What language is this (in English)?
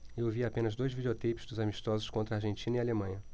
Portuguese